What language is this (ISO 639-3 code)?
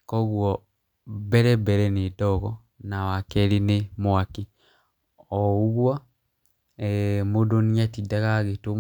kik